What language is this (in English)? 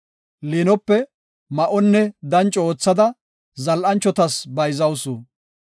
Gofa